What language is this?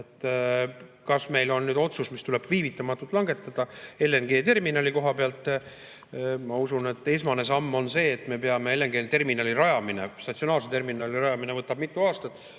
Estonian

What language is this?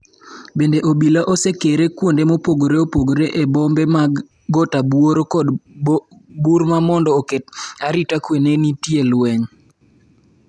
Luo (Kenya and Tanzania)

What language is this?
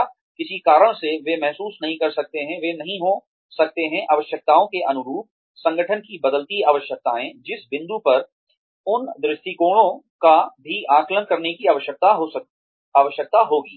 Hindi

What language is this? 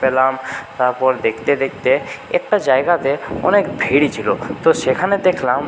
Bangla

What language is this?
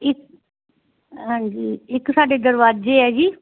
Punjabi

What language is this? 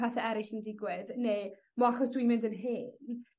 Welsh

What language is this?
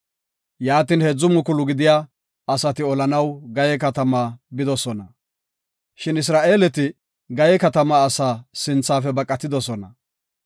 Gofa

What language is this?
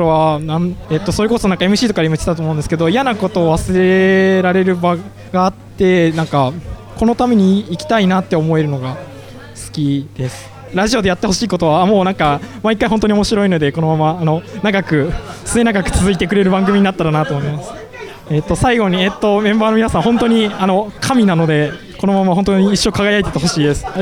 Japanese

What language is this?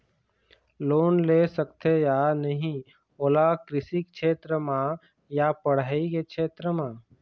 Chhattisgarhi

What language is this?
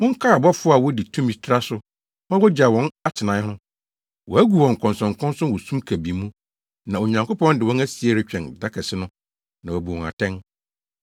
Akan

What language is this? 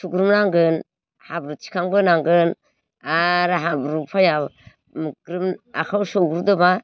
Bodo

